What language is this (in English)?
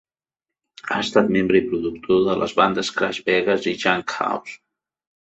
Catalan